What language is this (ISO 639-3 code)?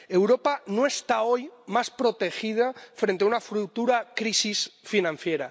spa